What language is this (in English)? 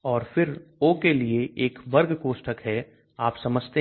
Hindi